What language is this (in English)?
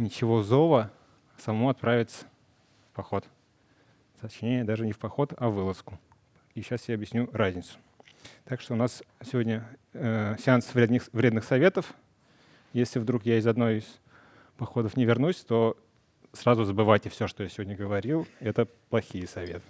Russian